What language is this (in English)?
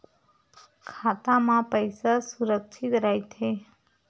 Chhattisgarhi